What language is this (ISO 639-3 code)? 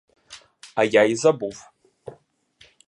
ukr